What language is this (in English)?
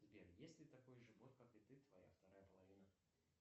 Russian